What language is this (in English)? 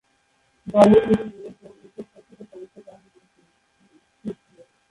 Bangla